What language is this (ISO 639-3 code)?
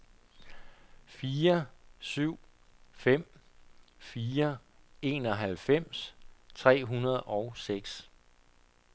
dan